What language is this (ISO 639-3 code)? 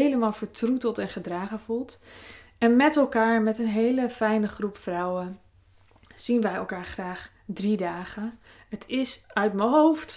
nld